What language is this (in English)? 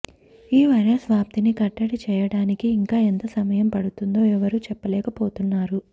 Telugu